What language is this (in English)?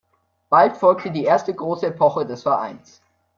German